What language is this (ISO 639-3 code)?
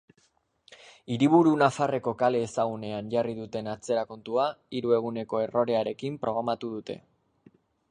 eus